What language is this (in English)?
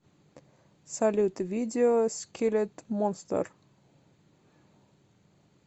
Russian